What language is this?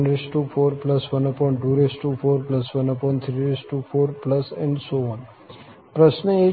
Gujarati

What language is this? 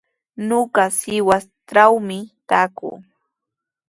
Sihuas Ancash Quechua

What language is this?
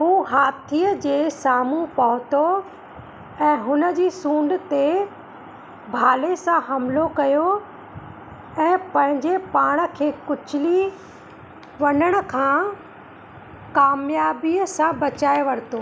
Sindhi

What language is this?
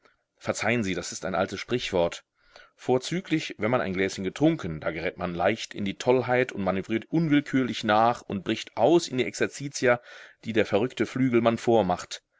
German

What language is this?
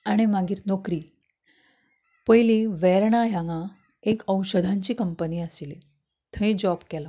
Konkani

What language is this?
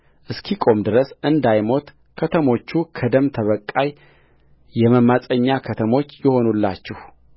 Amharic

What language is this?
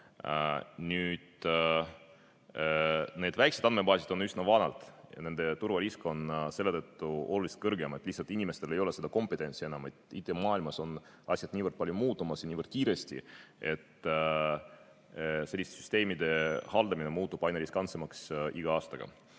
Estonian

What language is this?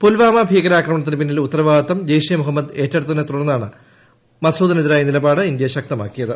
Malayalam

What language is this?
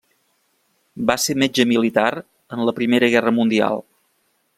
Catalan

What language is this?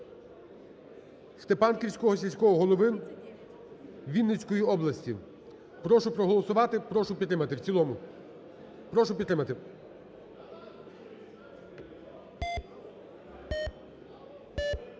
Ukrainian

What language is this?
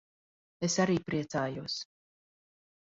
Latvian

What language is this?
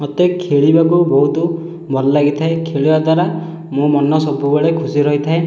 Odia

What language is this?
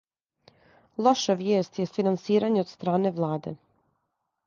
Serbian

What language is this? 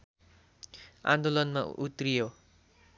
Nepali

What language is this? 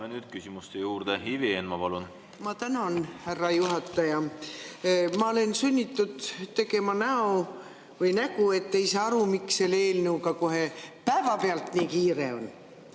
Estonian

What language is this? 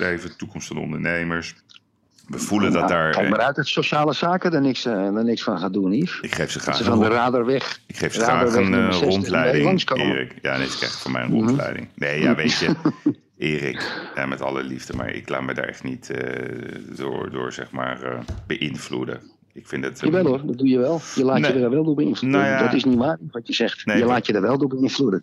Dutch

